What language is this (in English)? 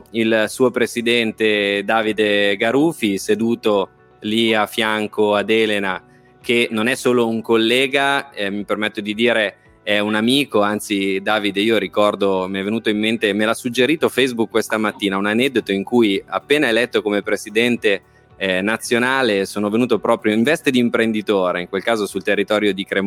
Italian